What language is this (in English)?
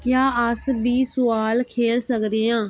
Dogri